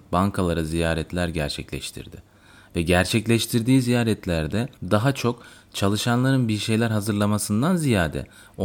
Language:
Turkish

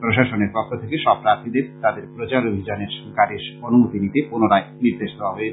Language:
Bangla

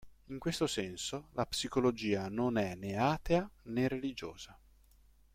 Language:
Italian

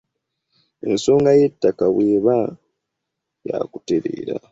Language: Ganda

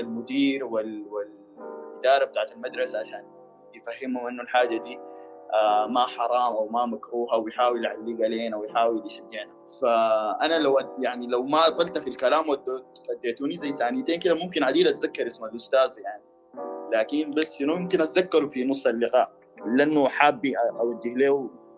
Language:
Arabic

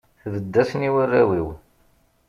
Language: Kabyle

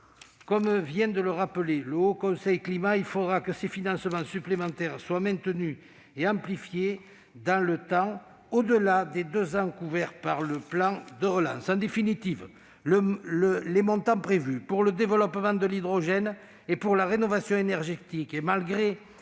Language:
French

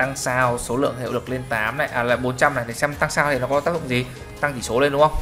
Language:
Vietnamese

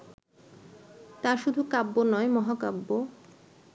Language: Bangla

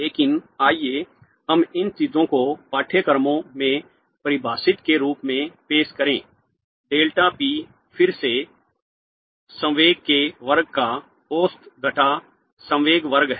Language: Hindi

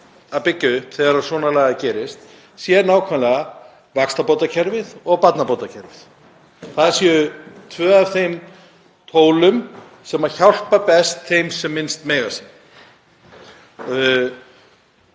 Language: Icelandic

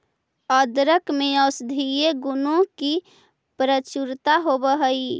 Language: Magahi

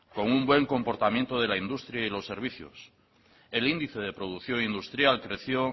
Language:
Spanish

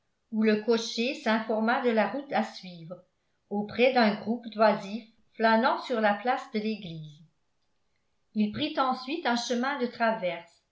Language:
French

